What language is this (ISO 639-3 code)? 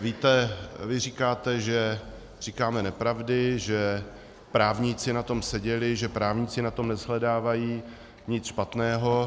ces